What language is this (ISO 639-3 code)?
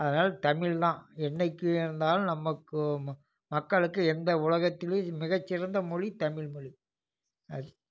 tam